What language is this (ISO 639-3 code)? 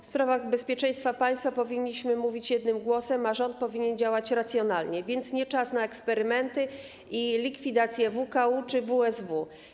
pol